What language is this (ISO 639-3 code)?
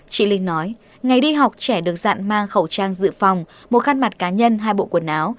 vie